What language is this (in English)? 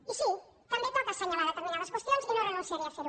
Catalan